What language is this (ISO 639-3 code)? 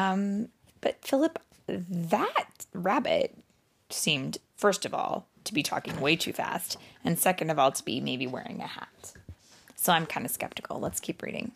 eng